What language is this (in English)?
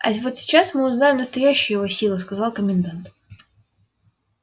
Russian